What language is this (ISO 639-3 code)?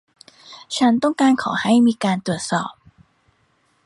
tha